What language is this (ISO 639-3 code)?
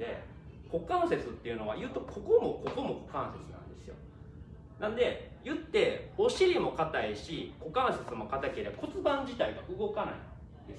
jpn